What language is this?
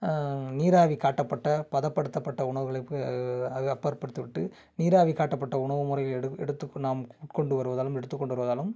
Tamil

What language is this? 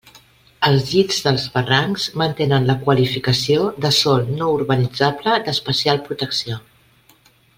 Catalan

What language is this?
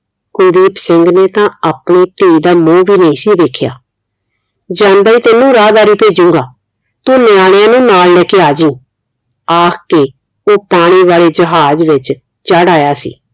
Punjabi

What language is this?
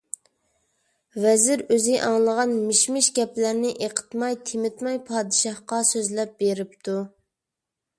Uyghur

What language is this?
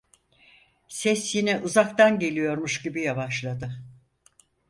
Turkish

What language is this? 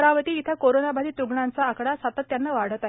Marathi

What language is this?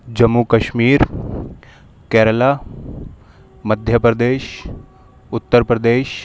Urdu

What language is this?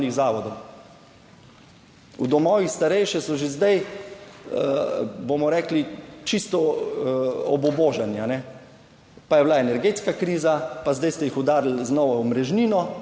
Slovenian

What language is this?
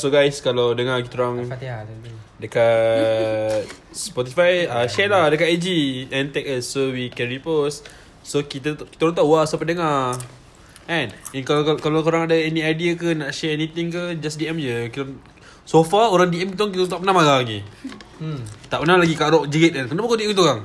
Malay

